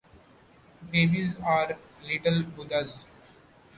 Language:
English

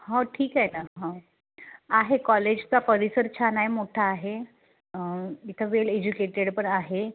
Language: Marathi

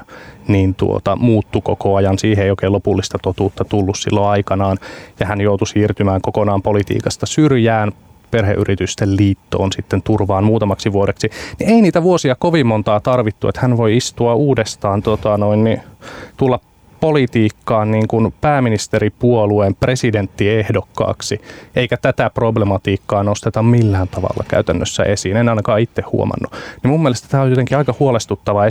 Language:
Finnish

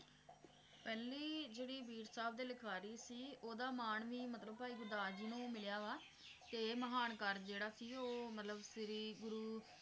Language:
Punjabi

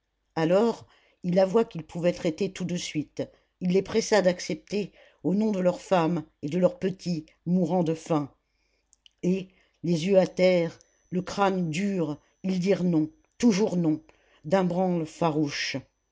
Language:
French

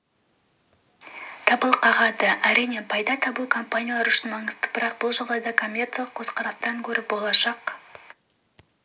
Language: Kazakh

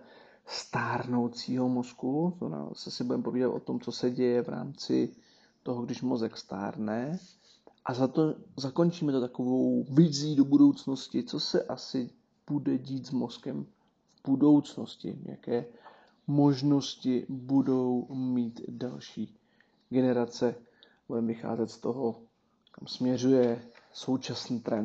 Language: Czech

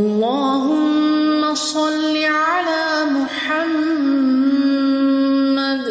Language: Arabic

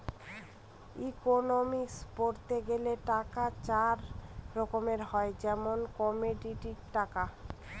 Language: Bangla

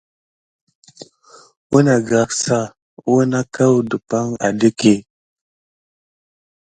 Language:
Gidar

